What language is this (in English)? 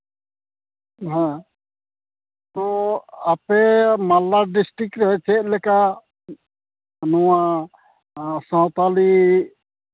Santali